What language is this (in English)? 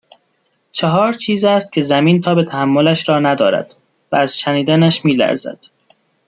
Persian